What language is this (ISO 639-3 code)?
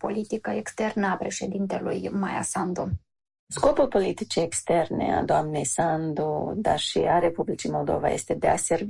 ron